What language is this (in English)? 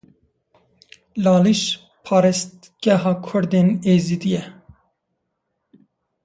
Kurdish